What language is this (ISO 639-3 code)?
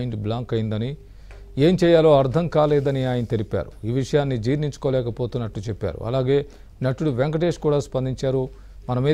hin